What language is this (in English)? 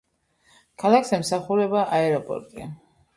Georgian